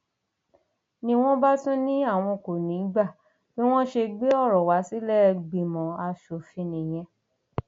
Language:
Yoruba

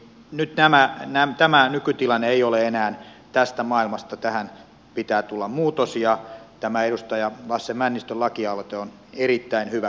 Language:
Finnish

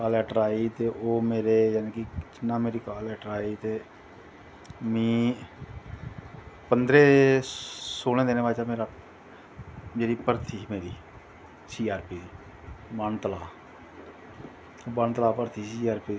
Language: Dogri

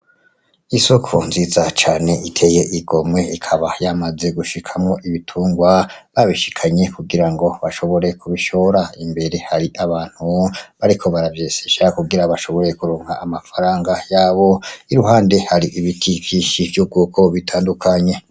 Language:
Rundi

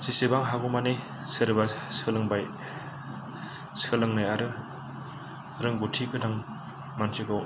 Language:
Bodo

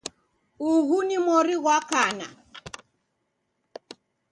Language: Taita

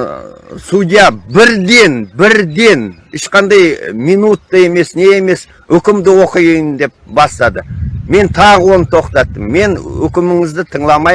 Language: Turkish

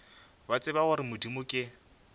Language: Northern Sotho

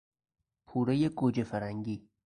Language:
Persian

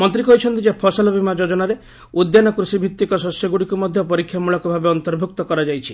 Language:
Odia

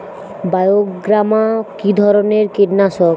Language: Bangla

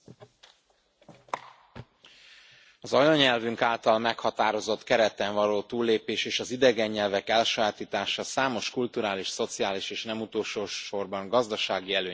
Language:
Hungarian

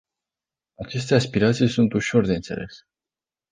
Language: Romanian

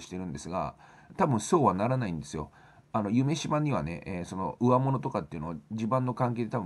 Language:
Japanese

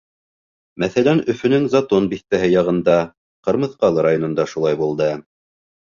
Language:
Bashkir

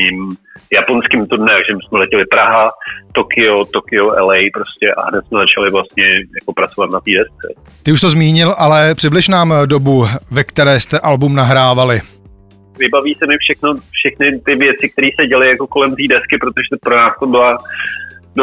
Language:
Czech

